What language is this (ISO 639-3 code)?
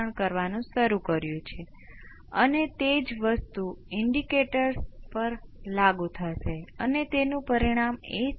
guj